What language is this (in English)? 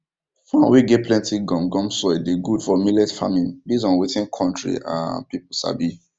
Nigerian Pidgin